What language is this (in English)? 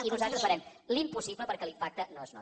Catalan